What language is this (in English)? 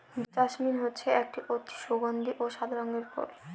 Bangla